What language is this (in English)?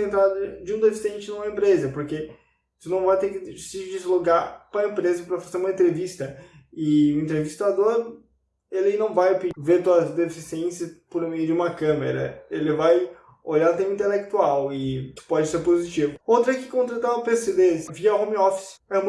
Portuguese